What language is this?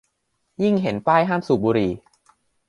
Thai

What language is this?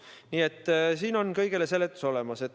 Estonian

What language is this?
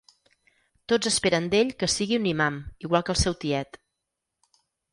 Catalan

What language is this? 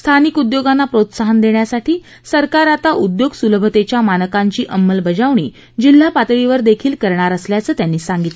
Marathi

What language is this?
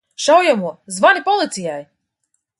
Latvian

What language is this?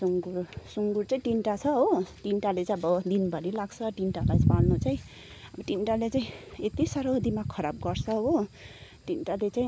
Nepali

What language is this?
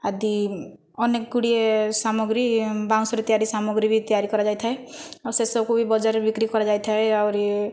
Odia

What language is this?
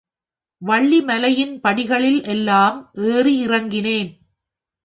Tamil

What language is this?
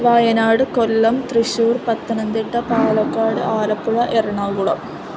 Sanskrit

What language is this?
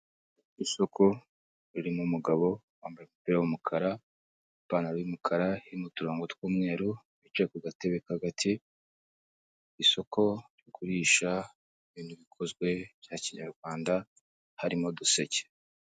Kinyarwanda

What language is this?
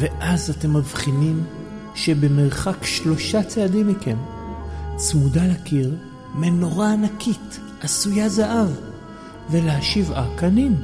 Hebrew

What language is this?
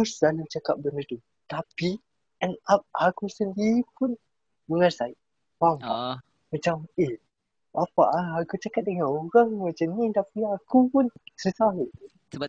Malay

